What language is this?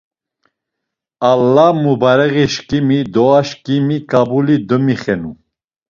Laz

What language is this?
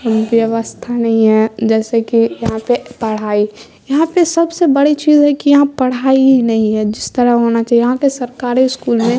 Urdu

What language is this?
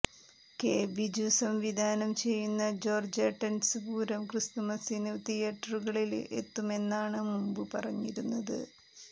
Malayalam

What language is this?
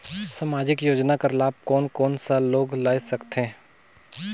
Chhattisgarhi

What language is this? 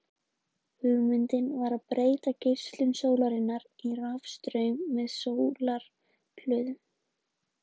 Icelandic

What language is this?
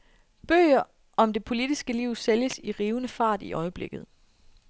Danish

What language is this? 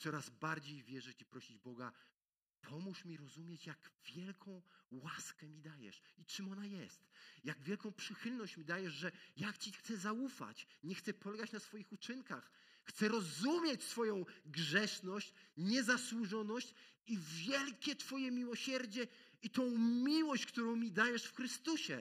Polish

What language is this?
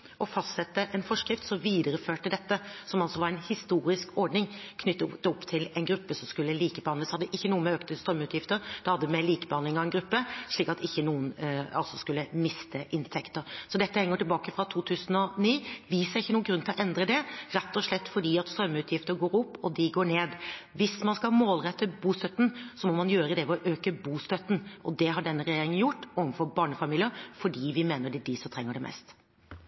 Norwegian Bokmål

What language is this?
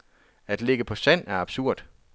Danish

